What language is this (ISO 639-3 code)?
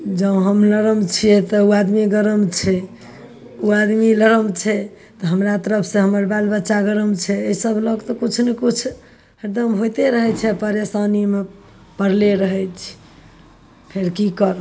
mai